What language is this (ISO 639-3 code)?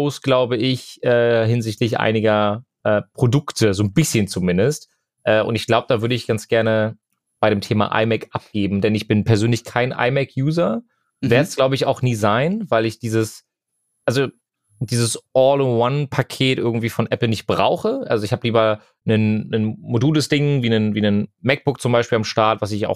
deu